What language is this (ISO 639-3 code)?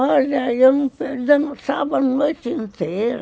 por